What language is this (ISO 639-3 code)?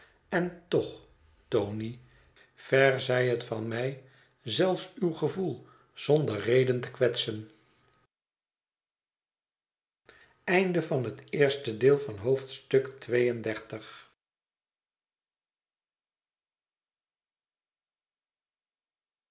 nld